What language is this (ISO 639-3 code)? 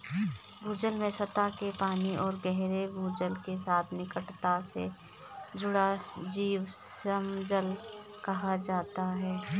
hin